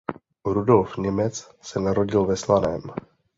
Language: Czech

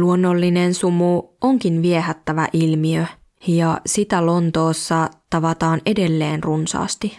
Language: Finnish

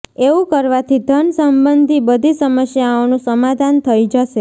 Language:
Gujarati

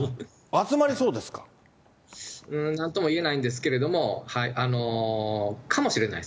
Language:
Japanese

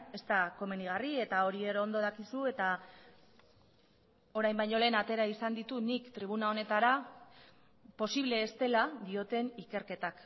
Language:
Basque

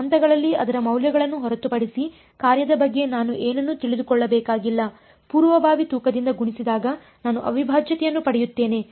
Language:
Kannada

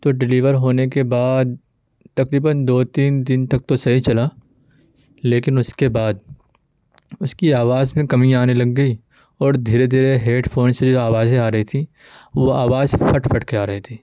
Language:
Urdu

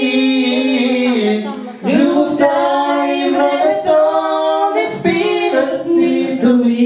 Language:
Ukrainian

